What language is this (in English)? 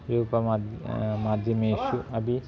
Sanskrit